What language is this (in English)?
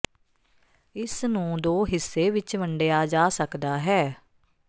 Punjabi